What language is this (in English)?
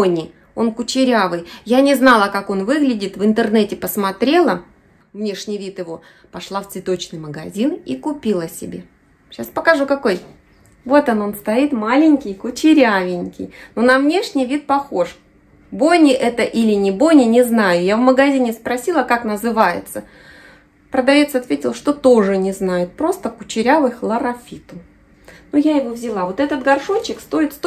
Russian